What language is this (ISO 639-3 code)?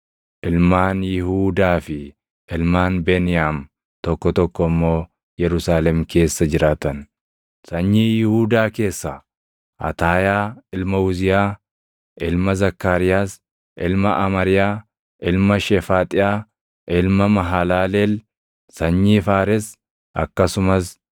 orm